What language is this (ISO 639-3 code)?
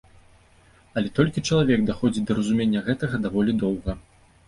bel